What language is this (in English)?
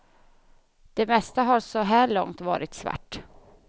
Swedish